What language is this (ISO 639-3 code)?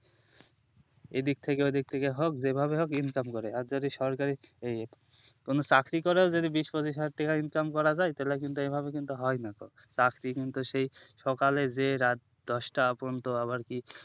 ben